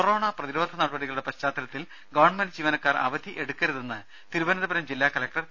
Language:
Malayalam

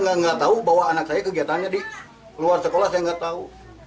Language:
Indonesian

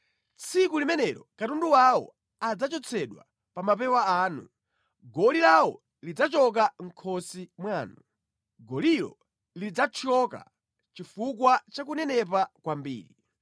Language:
Nyanja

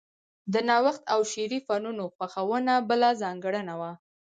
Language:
Pashto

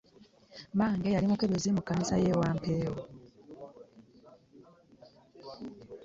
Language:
Ganda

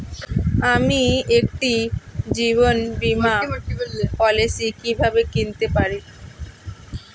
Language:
Bangla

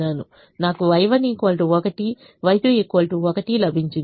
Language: Telugu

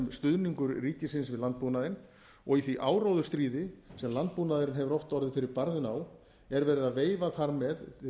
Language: Icelandic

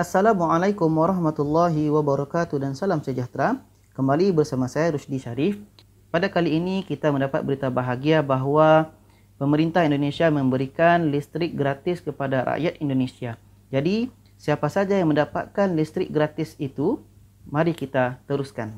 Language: Malay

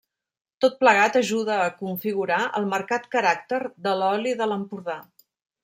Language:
Catalan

